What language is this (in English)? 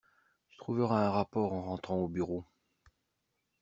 French